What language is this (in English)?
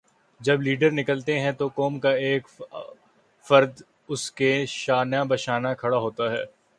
Urdu